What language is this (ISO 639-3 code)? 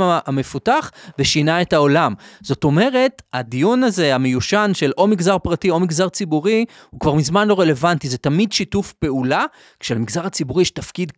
heb